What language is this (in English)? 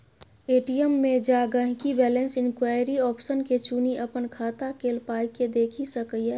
Maithili